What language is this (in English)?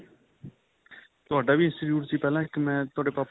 Punjabi